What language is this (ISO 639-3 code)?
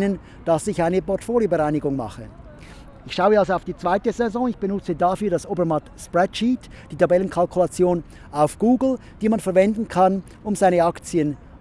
deu